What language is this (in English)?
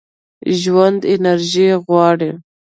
Pashto